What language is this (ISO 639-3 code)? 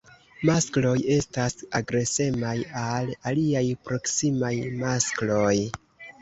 epo